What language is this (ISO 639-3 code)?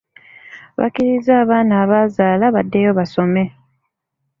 lug